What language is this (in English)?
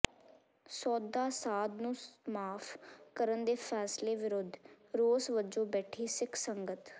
Punjabi